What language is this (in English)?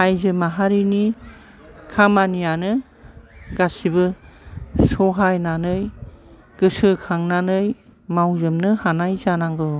Bodo